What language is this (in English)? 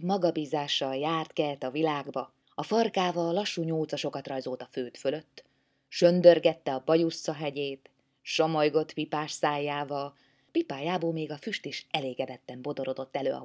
Hungarian